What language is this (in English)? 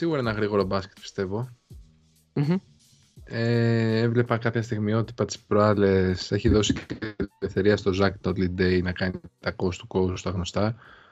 Greek